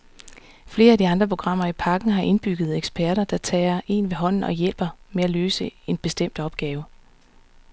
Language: Danish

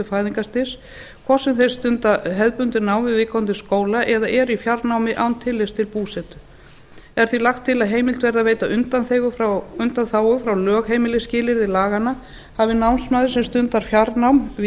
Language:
Icelandic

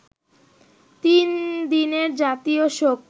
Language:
Bangla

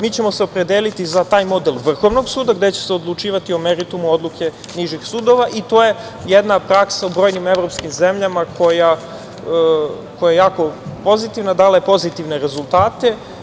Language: Serbian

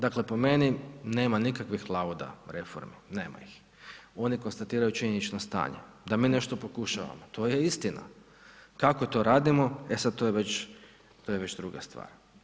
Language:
Croatian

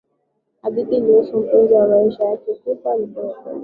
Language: Swahili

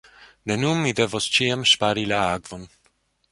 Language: Esperanto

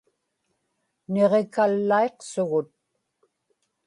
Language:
Inupiaq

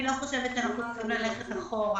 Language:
Hebrew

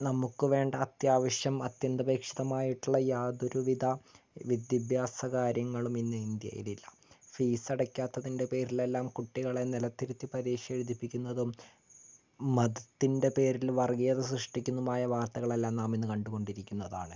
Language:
Malayalam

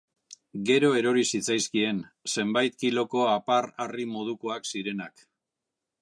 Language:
Basque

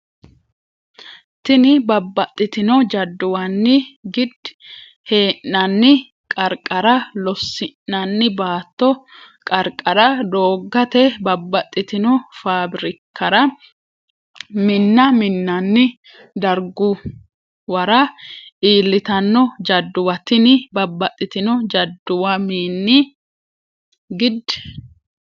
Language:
Sidamo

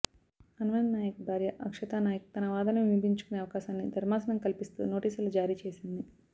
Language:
Telugu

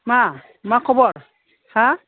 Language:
Bodo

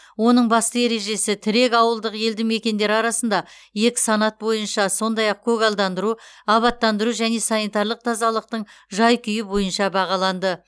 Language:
Kazakh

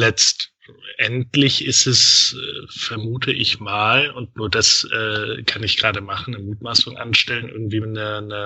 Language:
German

